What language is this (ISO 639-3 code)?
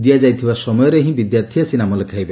ori